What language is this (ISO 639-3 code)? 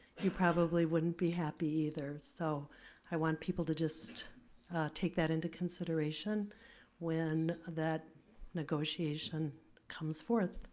eng